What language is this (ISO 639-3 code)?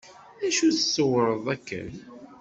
kab